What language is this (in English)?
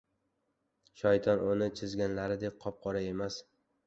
Uzbek